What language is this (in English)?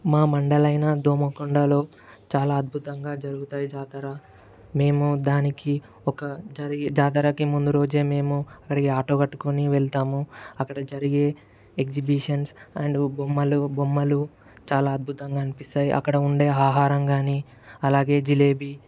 Telugu